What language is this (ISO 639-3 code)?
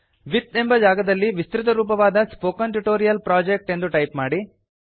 kan